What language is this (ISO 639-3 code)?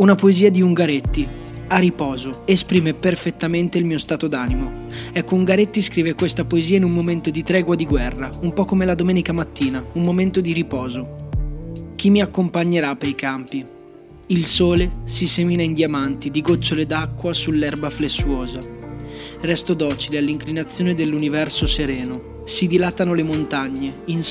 ita